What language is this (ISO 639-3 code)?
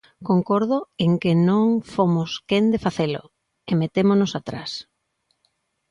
glg